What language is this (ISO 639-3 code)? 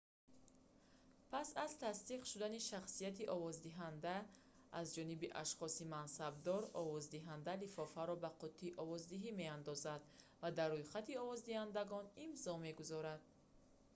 tgk